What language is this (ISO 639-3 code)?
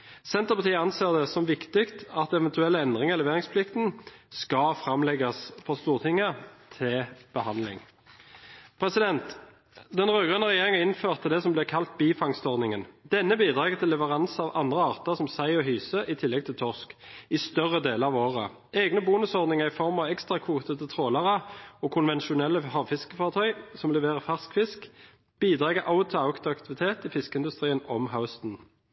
nor